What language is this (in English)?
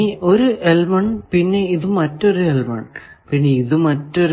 Malayalam